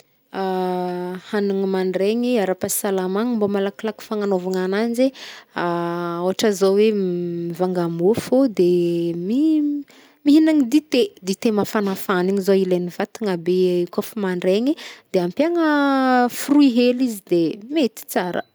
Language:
Northern Betsimisaraka Malagasy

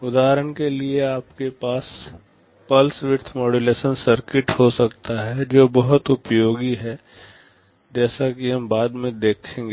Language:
Hindi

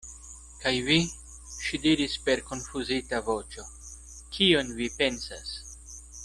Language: Esperanto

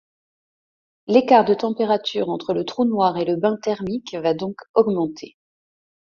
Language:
French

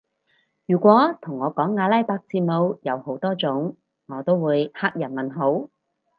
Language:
Cantonese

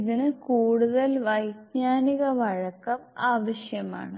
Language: Malayalam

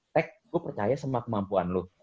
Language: Indonesian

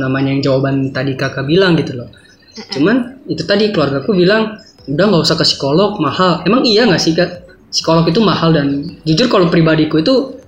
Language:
Indonesian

